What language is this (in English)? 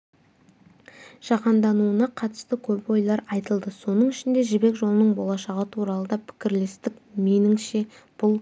Kazakh